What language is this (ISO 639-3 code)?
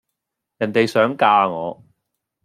yue